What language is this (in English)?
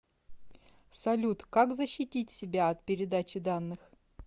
Russian